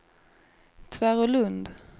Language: Swedish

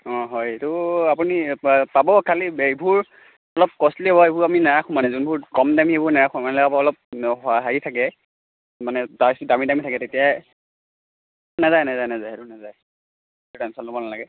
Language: Assamese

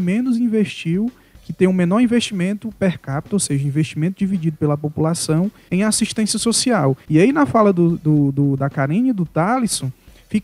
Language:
Portuguese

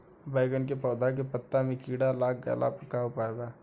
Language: Bhojpuri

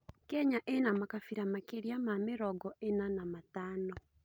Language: Kikuyu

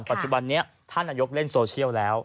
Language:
Thai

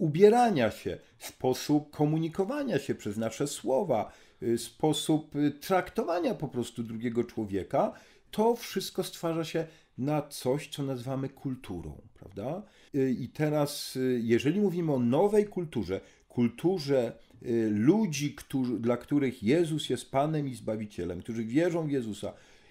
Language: Polish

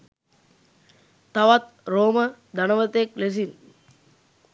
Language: Sinhala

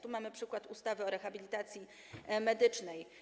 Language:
Polish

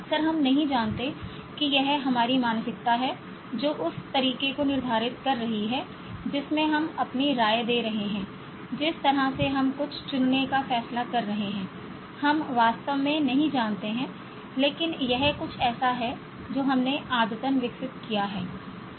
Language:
Hindi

